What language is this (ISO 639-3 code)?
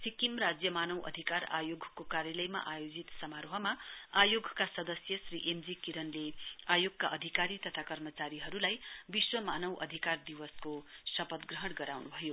nep